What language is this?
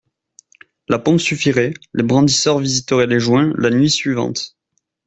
French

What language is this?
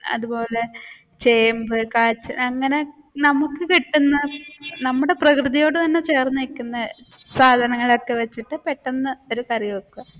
Malayalam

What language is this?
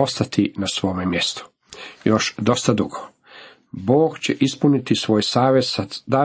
Croatian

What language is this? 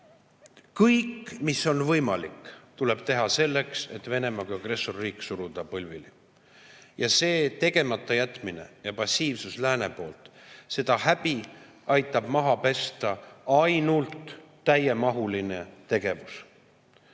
Estonian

